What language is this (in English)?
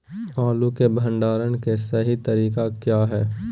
Magahi